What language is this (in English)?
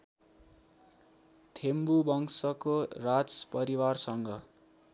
Nepali